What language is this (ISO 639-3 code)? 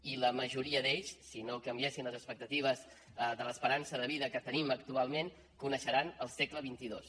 cat